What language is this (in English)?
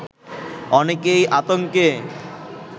Bangla